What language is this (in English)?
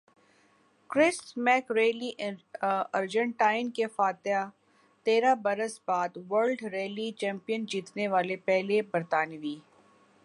Urdu